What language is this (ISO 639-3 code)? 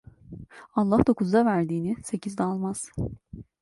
tur